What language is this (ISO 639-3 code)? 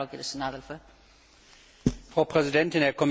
deu